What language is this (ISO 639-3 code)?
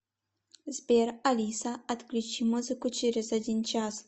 rus